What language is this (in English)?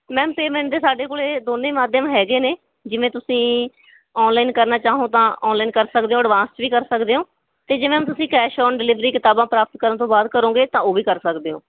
Punjabi